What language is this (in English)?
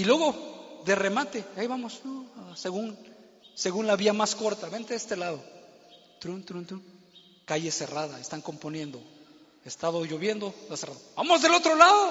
Spanish